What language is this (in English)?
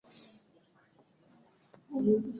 Swahili